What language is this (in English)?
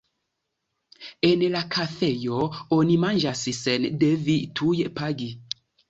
Esperanto